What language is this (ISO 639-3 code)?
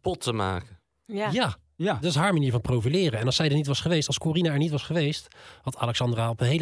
nld